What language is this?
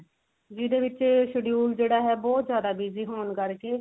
Punjabi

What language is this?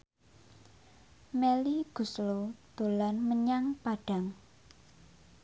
Javanese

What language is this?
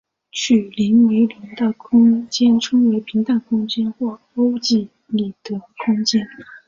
Chinese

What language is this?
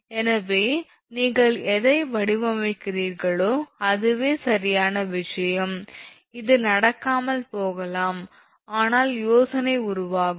Tamil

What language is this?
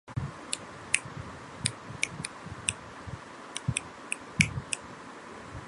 Bangla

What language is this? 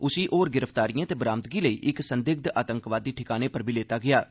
Dogri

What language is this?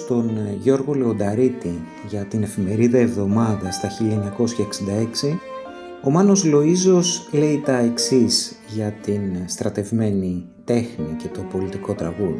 Greek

